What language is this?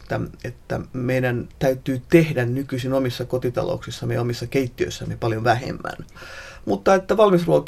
Finnish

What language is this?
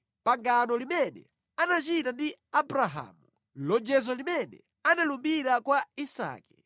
Nyanja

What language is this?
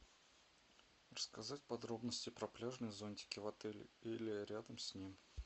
Russian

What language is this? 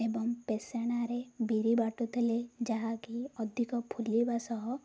Odia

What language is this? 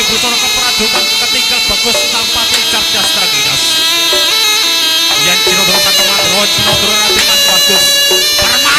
Indonesian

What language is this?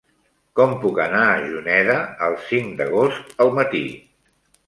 Catalan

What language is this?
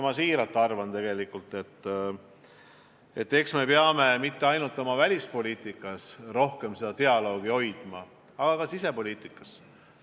Estonian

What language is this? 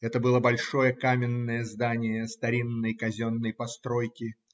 Russian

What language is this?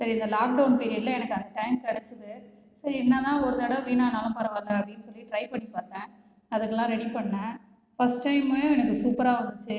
Tamil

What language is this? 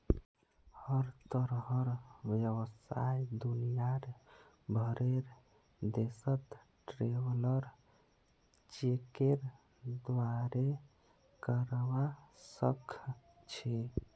Magahi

